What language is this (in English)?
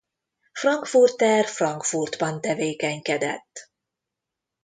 Hungarian